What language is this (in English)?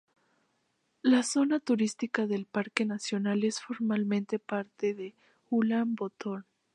Spanish